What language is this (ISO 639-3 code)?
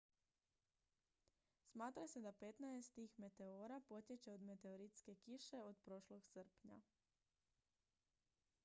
hrv